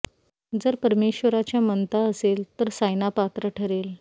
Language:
Marathi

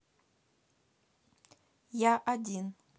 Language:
Russian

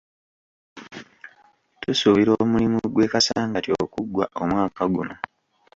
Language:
Ganda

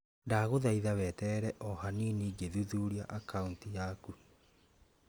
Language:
Kikuyu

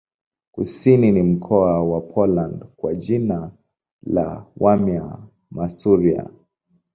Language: Swahili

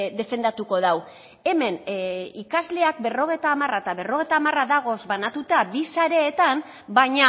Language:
Basque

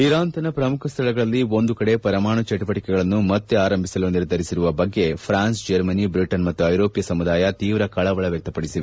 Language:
Kannada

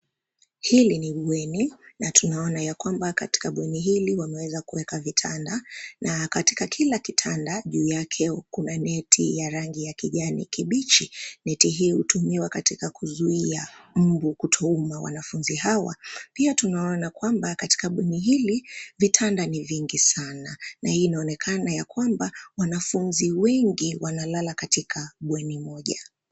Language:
Swahili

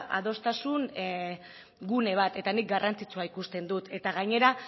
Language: Basque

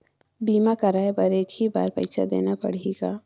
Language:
Chhattisgarhi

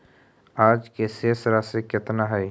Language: Magahi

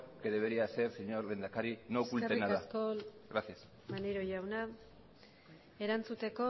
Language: Basque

